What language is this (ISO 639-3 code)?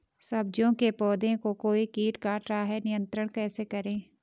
hin